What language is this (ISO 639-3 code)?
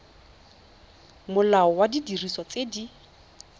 tsn